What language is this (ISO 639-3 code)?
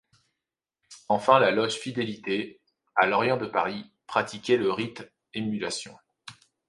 fra